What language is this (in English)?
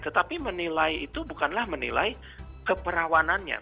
Indonesian